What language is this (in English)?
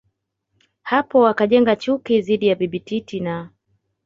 Swahili